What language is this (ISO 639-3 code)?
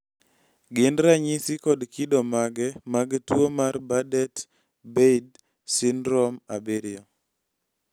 luo